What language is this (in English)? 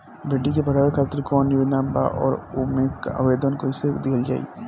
Bhojpuri